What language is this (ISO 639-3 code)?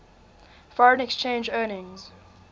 eng